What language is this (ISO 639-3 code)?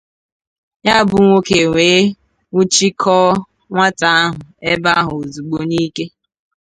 ibo